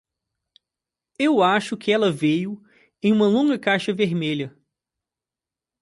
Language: Portuguese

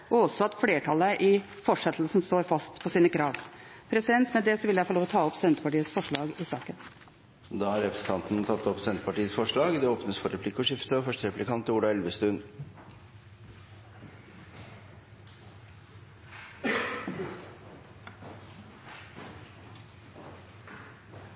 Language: Norwegian Bokmål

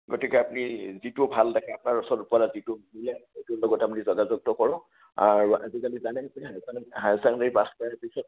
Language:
Assamese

